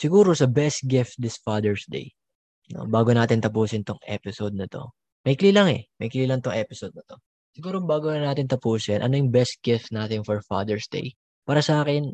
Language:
Filipino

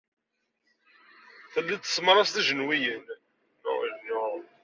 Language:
Kabyle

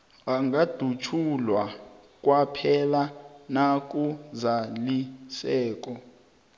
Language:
South Ndebele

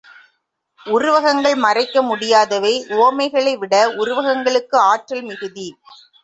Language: Tamil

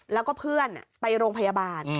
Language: Thai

